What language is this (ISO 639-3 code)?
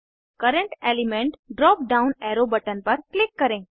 hin